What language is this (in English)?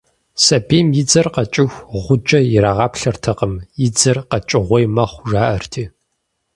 Kabardian